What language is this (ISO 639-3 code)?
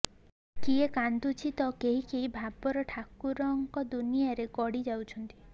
ori